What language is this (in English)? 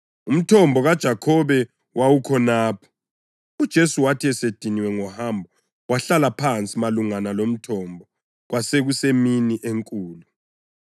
North Ndebele